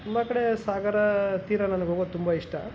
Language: Kannada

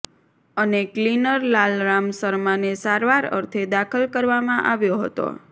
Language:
Gujarati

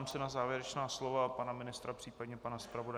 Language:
Czech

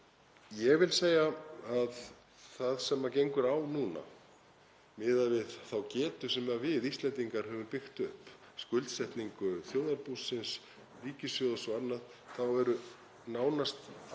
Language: Icelandic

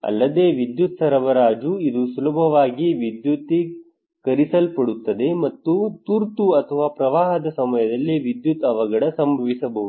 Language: Kannada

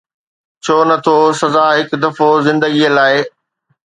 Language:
Sindhi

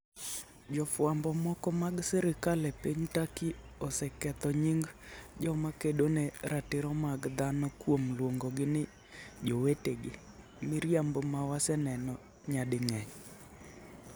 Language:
Luo (Kenya and Tanzania)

